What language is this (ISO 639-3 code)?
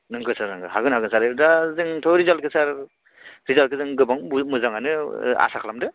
brx